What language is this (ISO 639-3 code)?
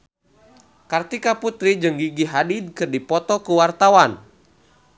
sun